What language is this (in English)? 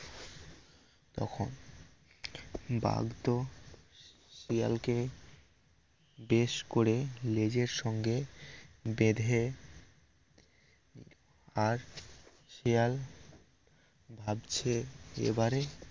Bangla